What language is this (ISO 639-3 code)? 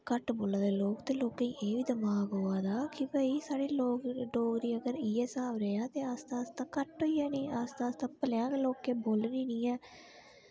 doi